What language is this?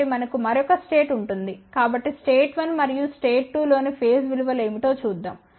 Telugu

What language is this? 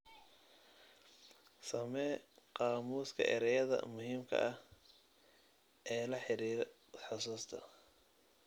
Somali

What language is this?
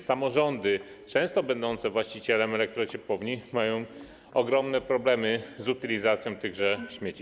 Polish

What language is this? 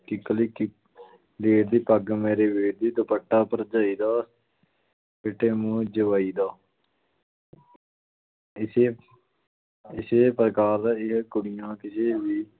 Punjabi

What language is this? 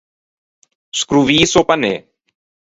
Ligurian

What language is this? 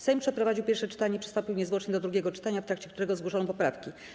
Polish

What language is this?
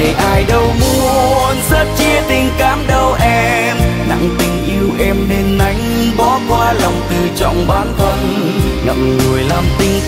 Vietnamese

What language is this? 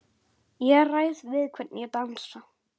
Icelandic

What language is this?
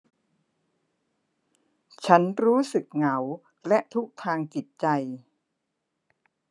Thai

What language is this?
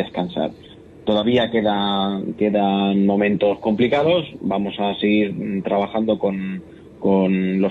Spanish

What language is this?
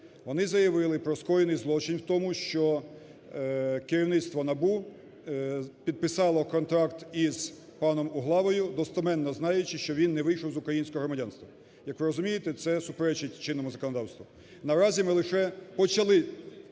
Ukrainian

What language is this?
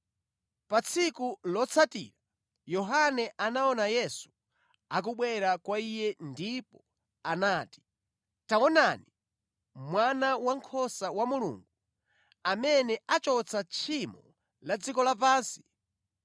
Nyanja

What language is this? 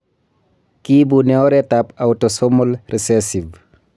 Kalenjin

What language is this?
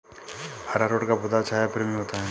Hindi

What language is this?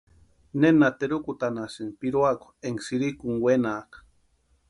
Western Highland Purepecha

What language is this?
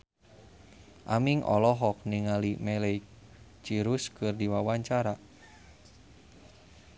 Sundanese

